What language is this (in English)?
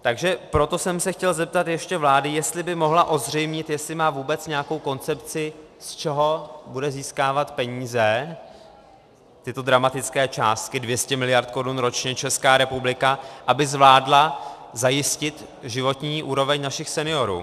Czech